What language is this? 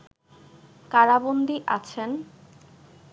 Bangla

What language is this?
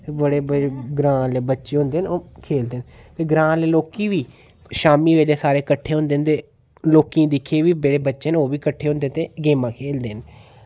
Dogri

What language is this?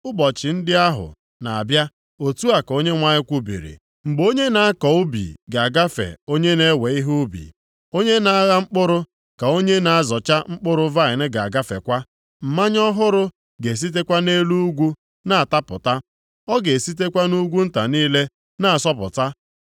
Igbo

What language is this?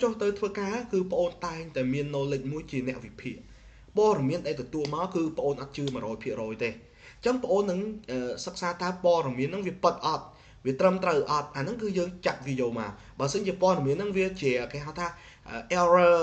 Vietnamese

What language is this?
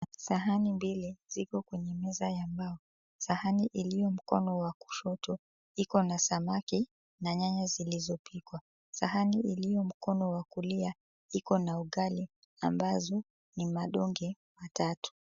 Swahili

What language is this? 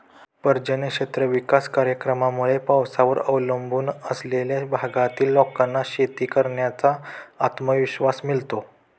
Marathi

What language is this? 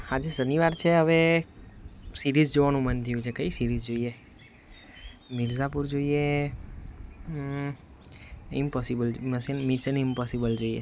Gujarati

